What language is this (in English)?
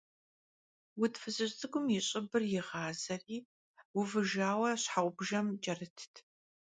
Kabardian